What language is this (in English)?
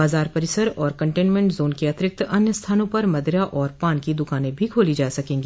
Hindi